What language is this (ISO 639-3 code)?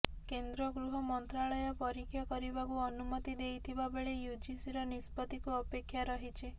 ori